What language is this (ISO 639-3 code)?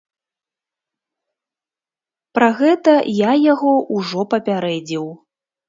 bel